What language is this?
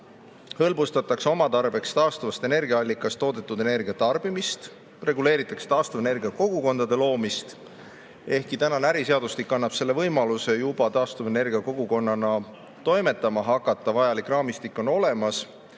Estonian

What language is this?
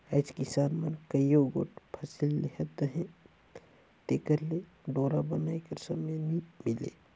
Chhattisgarhi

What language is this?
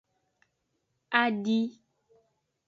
Aja (Benin)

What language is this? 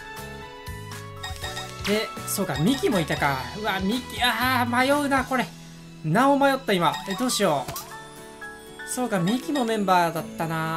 Japanese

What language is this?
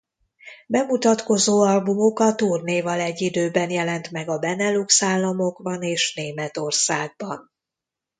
Hungarian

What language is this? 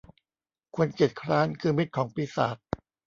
Thai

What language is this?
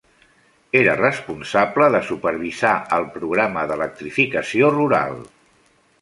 Catalan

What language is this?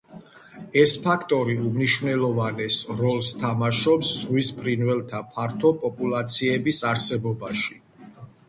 Georgian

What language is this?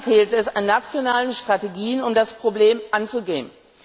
German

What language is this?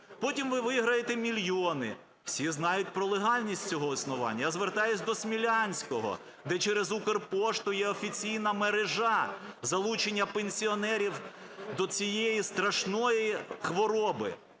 Ukrainian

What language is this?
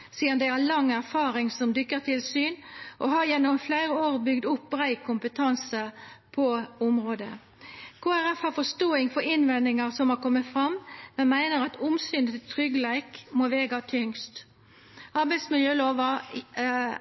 Norwegian Nynorsk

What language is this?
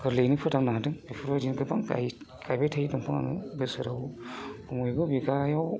Bodo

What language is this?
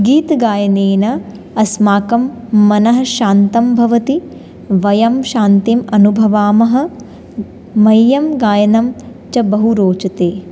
Sanskrit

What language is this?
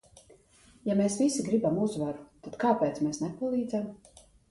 Latvian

